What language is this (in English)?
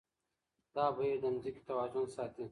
Pashto